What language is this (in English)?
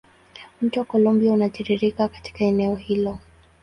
Swahili